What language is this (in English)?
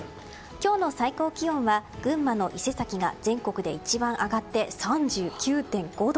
Japanese